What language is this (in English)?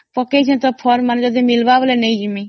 Odia